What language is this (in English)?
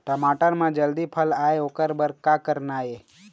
Chhattisgarhi